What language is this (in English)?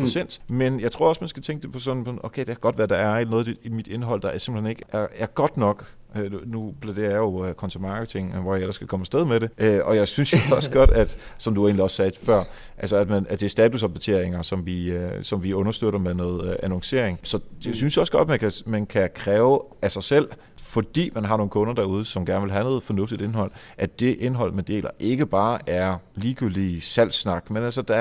Danish